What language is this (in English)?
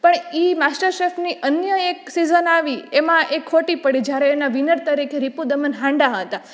Gujarati